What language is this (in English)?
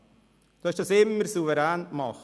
Swiss German